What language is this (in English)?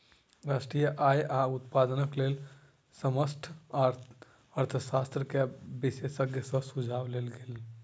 Maithili